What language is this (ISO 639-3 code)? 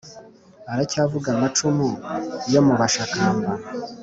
kin